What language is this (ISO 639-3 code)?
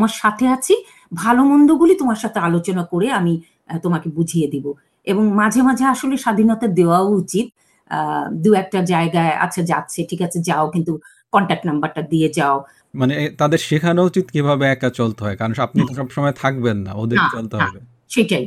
ben